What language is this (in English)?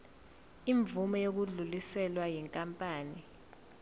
Zulu